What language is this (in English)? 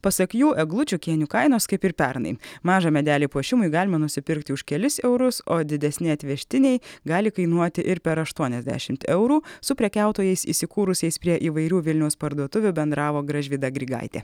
Lithuanian